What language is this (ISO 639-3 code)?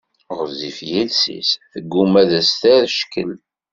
kab